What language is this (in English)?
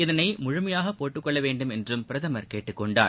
Tamil